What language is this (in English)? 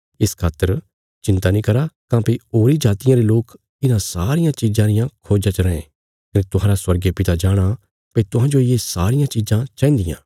Bilaspuri